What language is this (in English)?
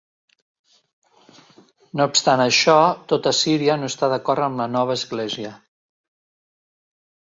Catalan